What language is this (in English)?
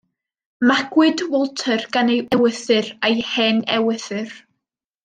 Welsh